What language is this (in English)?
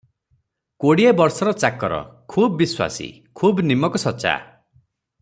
Odia